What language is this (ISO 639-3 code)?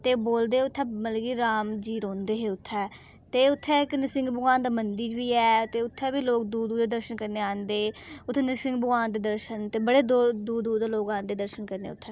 doi